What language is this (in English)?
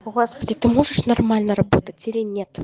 Russian